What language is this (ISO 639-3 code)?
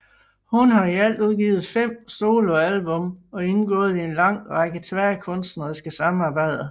dan